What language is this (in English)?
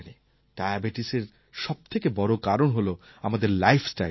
Bangla